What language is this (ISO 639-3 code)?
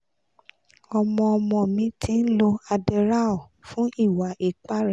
yor